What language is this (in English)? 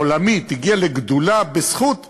Hebrew